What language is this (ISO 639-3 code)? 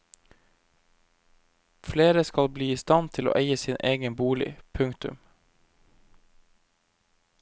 nor